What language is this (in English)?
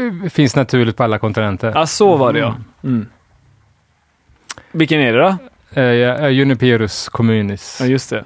Swedish